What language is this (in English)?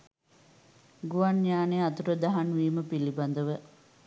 Sinhala